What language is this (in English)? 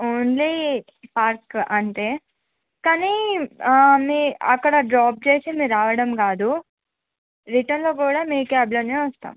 Telugu